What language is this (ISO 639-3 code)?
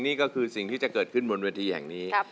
tha